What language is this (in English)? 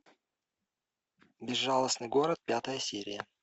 Russian